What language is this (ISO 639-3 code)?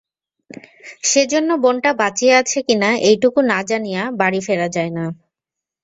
ben